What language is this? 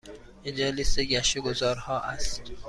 Persian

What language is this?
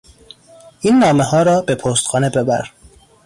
Persian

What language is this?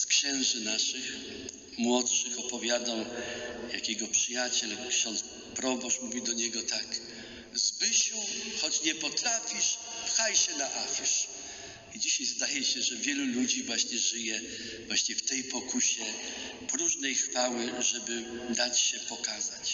Polish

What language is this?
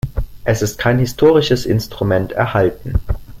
German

